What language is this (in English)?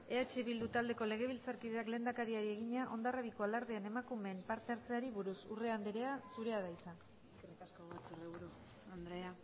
Basque